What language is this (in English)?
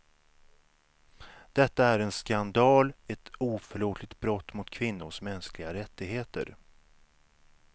Swedish